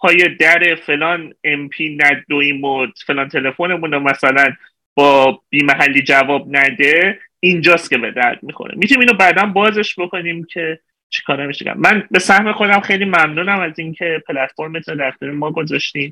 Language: Persian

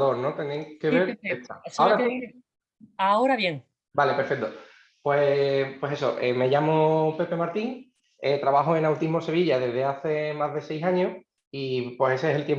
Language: Spanish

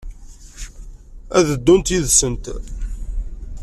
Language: Kabyle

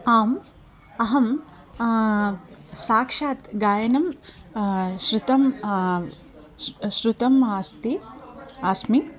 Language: Sanskrit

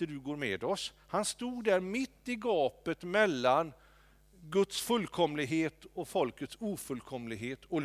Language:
Swedish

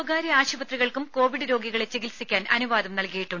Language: Malayalam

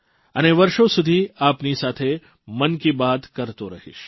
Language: Gujarati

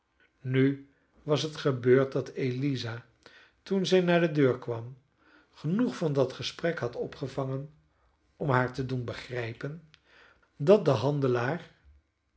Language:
Dutch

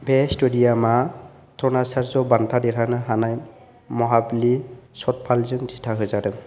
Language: Bodo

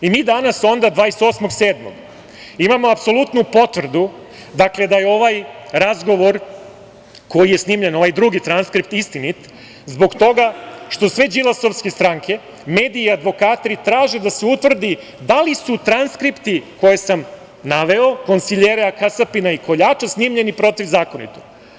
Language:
Serbian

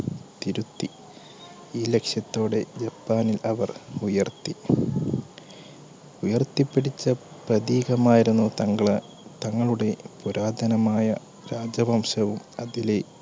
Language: Malayalam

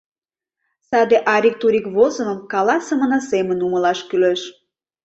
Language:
Mari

